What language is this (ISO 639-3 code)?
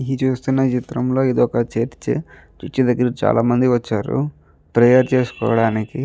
tel